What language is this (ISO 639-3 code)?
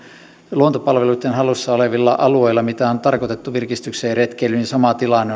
fin